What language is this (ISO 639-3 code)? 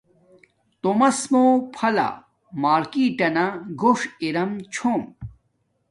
dmk